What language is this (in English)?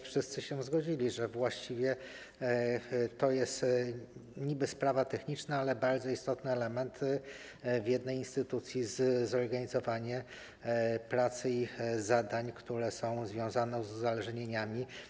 Polish